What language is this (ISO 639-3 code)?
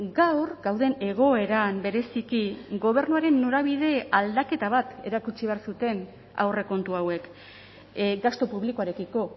eus